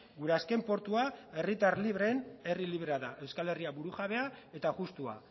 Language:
Basque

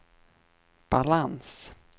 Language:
Swedish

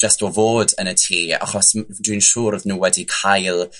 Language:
Welsh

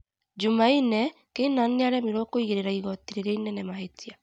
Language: Kikuyu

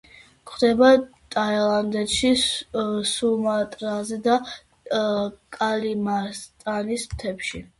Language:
Georgian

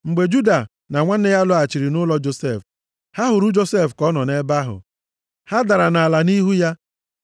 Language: Igbo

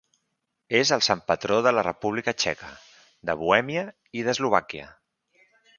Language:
Catalan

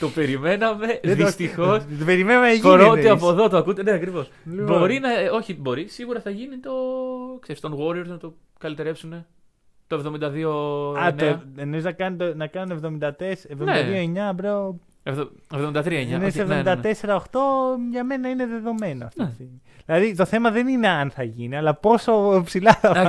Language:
Greek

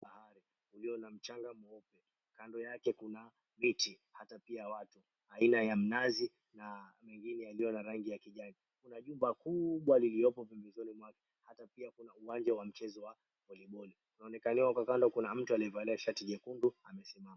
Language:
Swahili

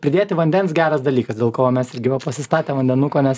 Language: Lithuanian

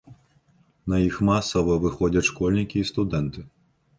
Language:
Belarusian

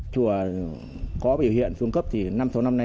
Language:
Vietnamese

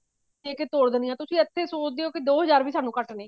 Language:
Punjabi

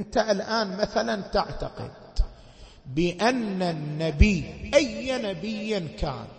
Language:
Arabic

